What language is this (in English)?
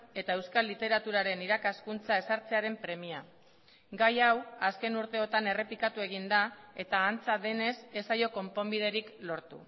Basque